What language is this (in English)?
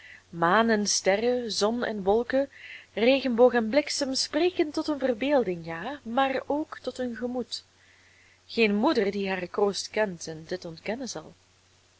Dutch